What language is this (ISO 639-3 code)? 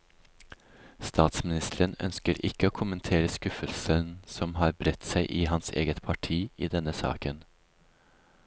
nor